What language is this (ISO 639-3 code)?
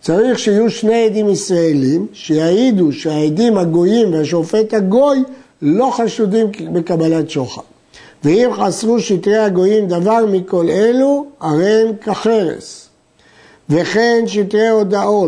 heb